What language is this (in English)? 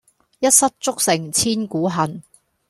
Cantonese